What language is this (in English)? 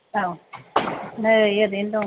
Bodo